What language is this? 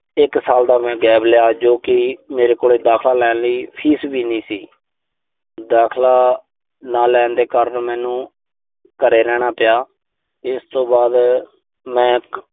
Punjabi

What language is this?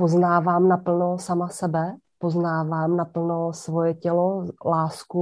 Czech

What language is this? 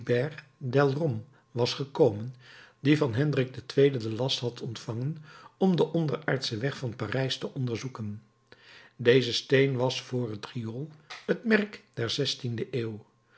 Dutch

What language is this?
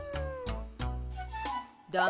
Japanese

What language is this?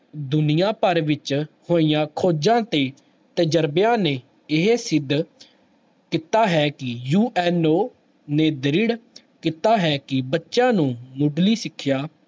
Punjabi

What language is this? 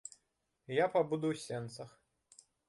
Belarusian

